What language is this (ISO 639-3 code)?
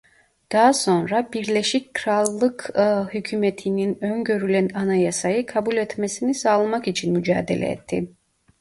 tur